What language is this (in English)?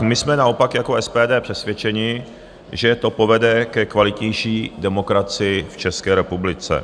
Czech